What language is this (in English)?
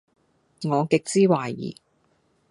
Cantonese